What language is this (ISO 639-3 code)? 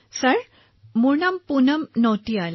asm